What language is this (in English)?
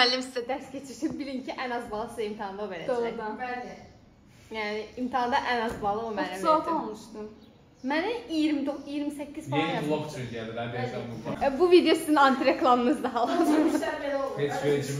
Turkish